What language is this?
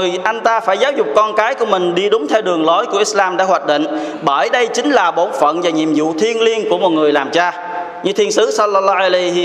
Vietnamese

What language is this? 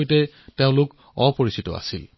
Assamese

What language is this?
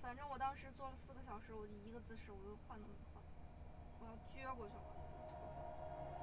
Chinese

